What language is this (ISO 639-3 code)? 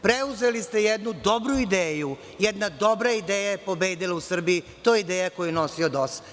srp